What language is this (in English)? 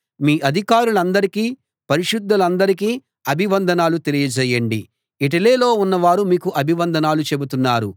Telugu